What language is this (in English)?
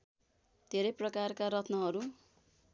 Nepali